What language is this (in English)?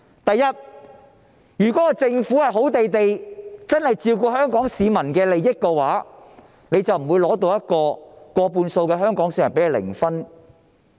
Cantonese